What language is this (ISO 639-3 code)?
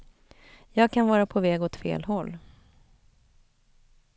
swe